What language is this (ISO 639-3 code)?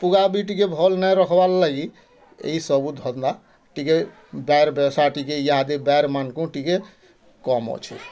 ori